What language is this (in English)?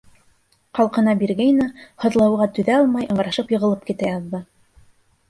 Bashkir